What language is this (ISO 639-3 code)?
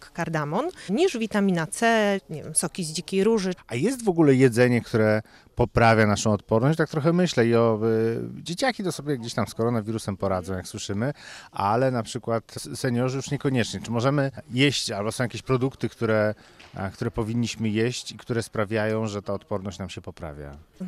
pol